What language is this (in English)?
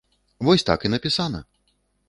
Belarusian